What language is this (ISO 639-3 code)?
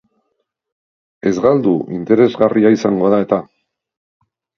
eus